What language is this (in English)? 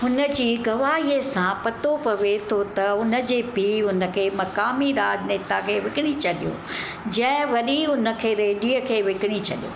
Sindhi